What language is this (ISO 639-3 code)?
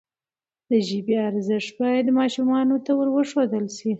pus